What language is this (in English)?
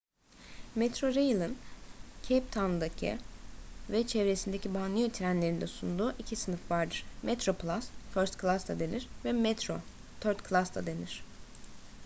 Turkish